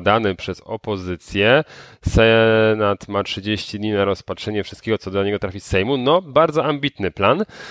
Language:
Polish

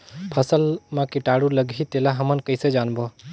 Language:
Chhattisgarhi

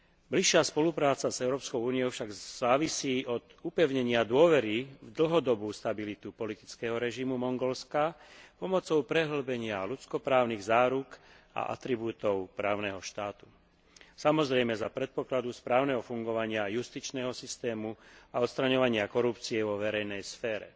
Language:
Slovak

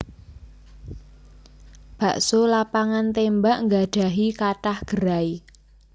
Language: Javanese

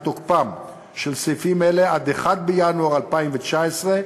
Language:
Hebrew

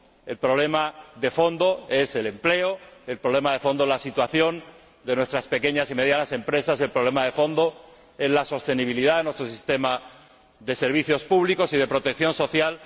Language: Spanish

